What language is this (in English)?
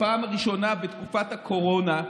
Hebrew